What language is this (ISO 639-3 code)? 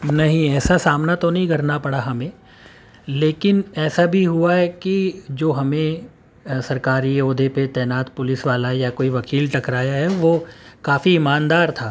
urd